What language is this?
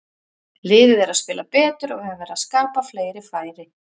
Icelandic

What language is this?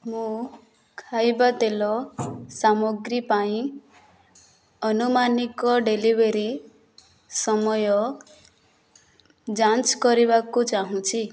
Odia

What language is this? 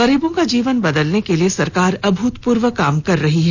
Hindi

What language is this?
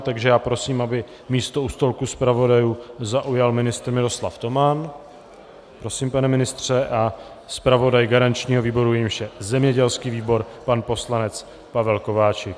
Czech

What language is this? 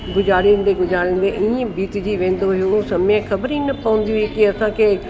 Sindhi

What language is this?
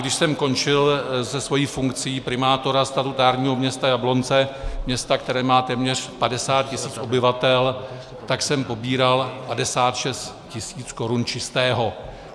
Czech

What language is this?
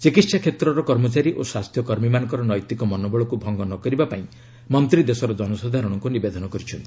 Odia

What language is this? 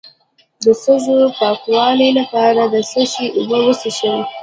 Pashto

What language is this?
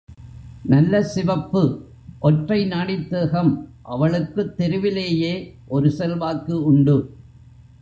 Tamil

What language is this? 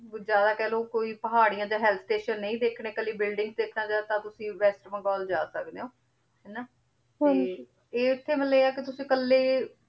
Punjabi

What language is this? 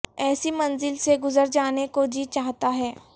Urdu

